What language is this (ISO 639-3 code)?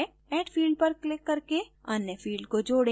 hin